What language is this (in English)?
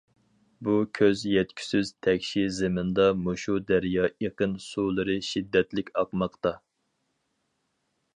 Uyghur